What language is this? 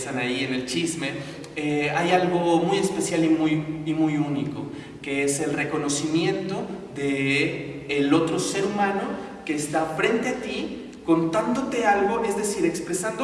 Spanish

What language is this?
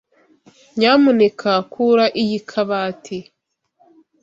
Kinyarwanda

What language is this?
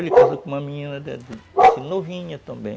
Portuguese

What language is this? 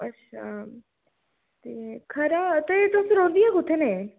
Dogri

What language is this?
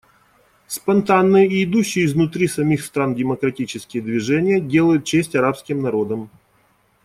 Russian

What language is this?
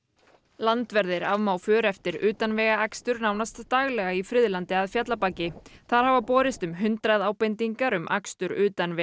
Icelandic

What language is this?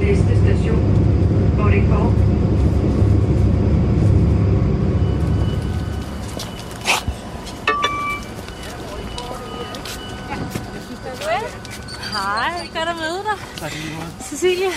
Danish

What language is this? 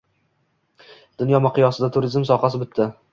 Uzbek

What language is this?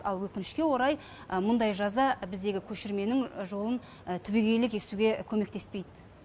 Kazakh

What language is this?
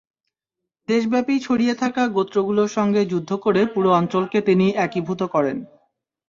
Bangla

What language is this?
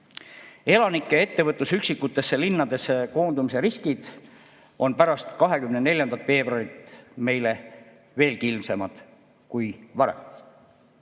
Estonian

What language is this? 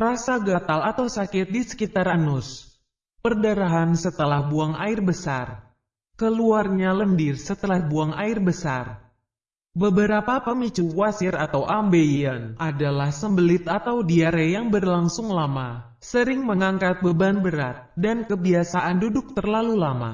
Indonesian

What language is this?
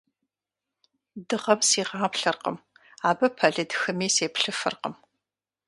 Kabardian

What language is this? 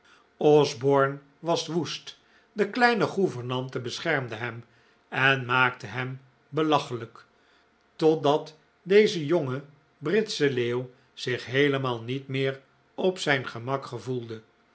Dutch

